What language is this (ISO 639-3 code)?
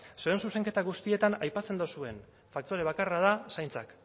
eus